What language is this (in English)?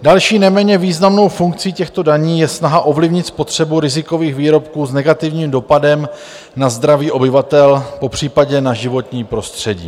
Czech